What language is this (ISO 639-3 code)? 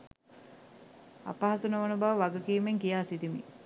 sin